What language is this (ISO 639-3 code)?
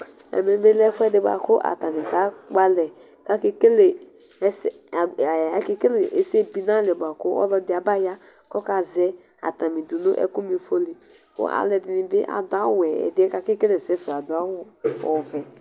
kpo